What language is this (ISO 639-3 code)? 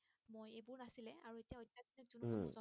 asm